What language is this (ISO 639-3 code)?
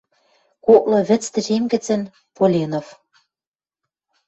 mrj